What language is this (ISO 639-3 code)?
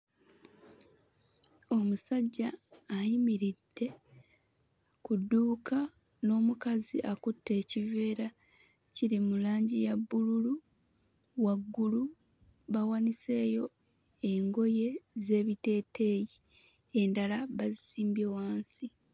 lug